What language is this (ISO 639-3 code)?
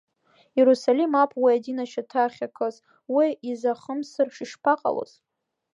abk